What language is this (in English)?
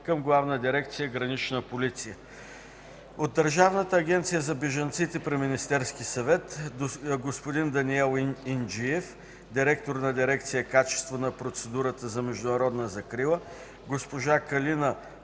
Bulgarian